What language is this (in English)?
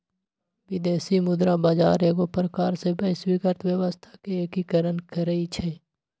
Magahi